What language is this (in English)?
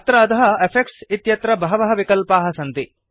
Sanskrit